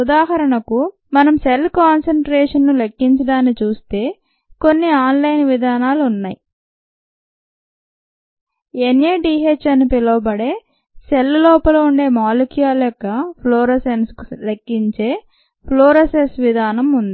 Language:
Telugu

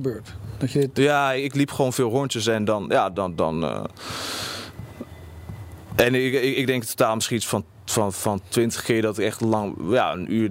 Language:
Dutch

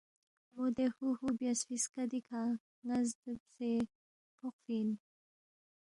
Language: Balti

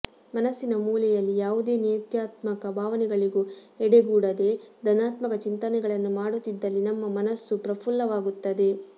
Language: Kannada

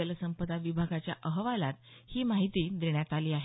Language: Marathi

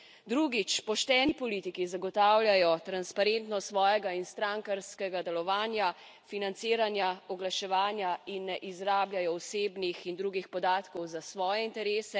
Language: Slovenian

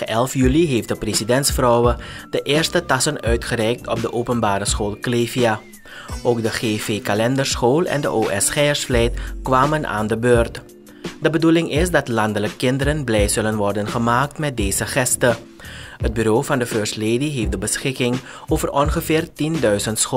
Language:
Dutch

